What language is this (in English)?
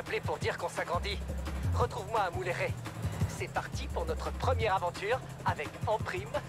French